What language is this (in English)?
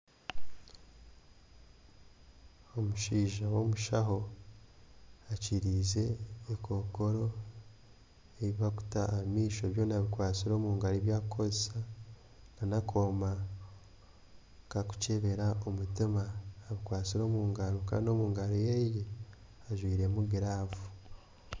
Nyankole